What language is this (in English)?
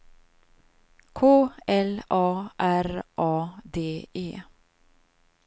Swedish